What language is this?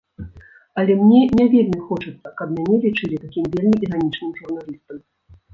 Belarusian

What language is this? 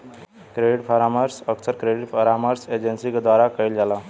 Bhojpuri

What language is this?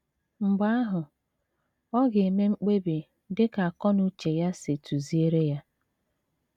Igbo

